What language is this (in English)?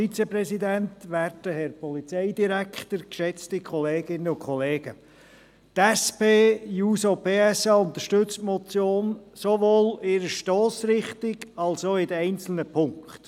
Swiss German